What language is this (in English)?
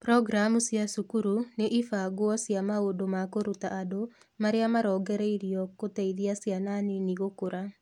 Kikuyu